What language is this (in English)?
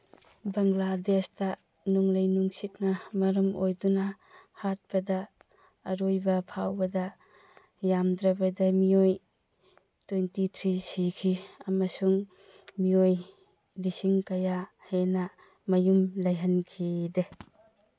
Manipuri